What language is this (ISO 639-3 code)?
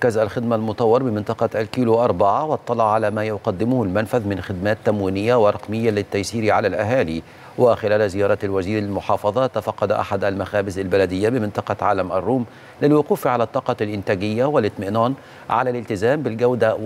ara